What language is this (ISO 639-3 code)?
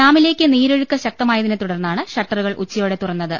mal